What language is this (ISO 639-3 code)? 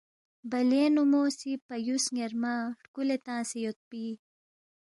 bft